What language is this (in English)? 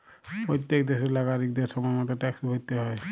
Bangla